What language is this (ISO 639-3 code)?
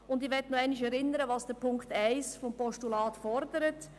gsw